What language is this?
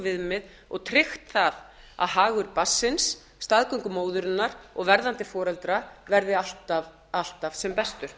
Icelandic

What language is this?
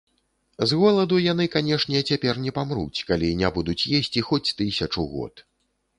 Belarusian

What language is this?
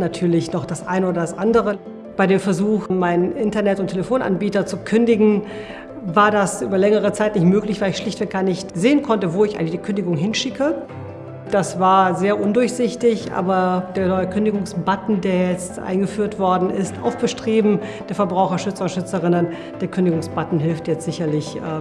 German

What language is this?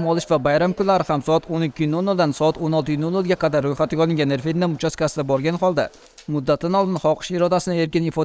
Turkish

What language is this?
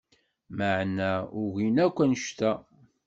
Kabyle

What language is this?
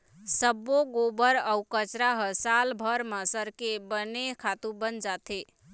Chhattisgarhi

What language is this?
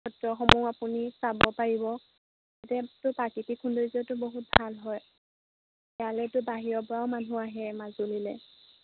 Assamese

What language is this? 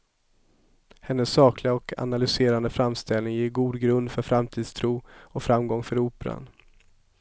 Swedish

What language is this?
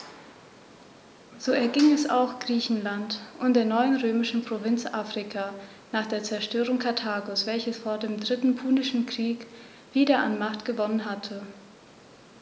German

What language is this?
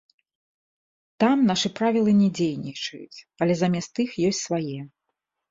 Belarusian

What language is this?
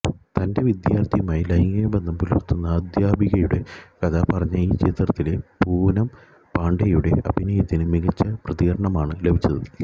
Malayalam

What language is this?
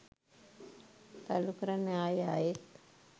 Sinhala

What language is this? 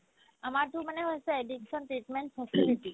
Assamese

